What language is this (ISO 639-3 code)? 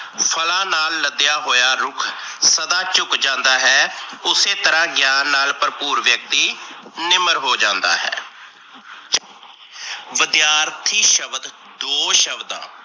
pan